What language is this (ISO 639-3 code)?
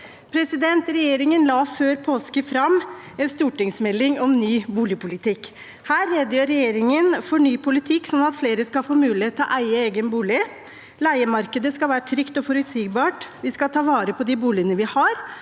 nor